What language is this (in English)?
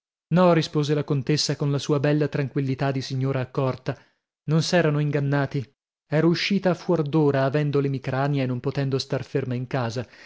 Italian